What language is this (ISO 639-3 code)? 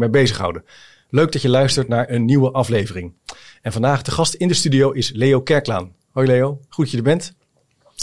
nld